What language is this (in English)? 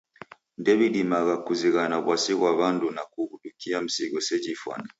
Taita